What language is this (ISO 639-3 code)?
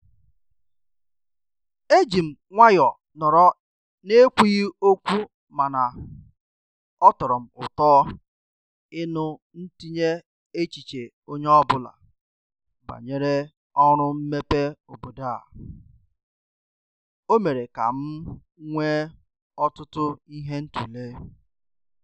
ibo